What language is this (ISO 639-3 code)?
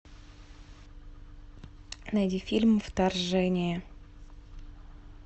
rus